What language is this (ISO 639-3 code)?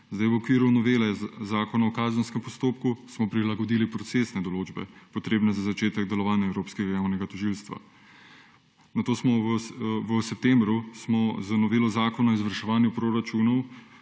slv